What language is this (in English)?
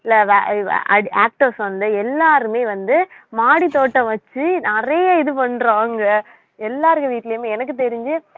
Tamil